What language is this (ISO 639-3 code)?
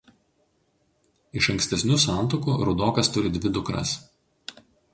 lit